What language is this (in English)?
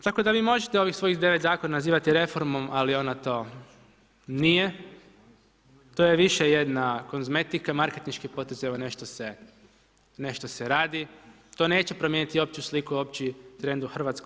Croatian